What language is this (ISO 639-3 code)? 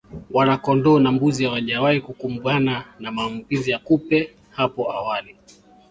swa